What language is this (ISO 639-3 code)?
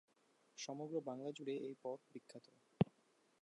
ben